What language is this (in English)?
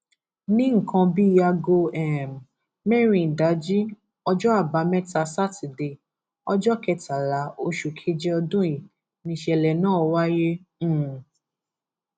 Yoruba